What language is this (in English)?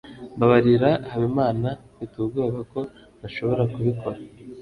Kinyarwanda